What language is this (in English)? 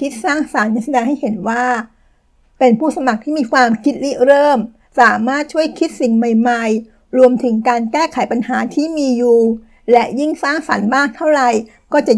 Thai